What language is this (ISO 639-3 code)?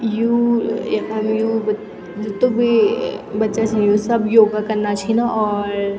gbm